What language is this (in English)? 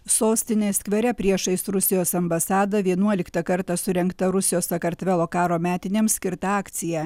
Lithuanian